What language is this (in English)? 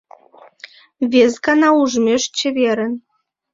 Mari